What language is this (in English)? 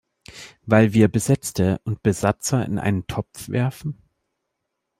German